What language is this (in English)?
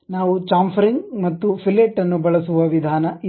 Kannada